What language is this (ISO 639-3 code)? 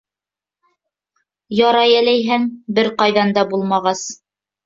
bak